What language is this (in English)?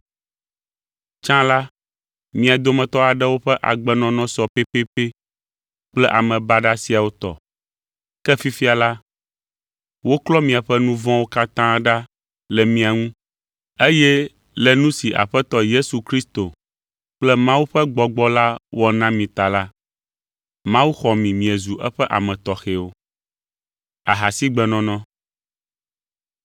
Ewe